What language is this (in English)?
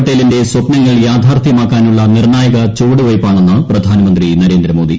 Malayalam